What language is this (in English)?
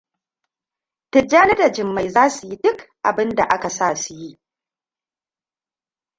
Hausa